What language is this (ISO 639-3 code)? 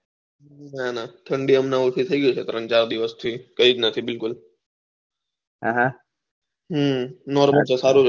guj